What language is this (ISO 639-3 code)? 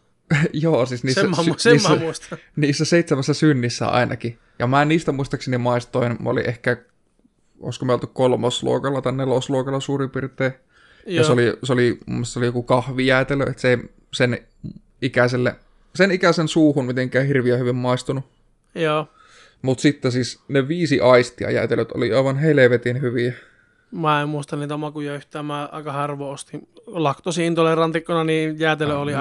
fin